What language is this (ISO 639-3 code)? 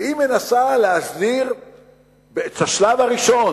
heb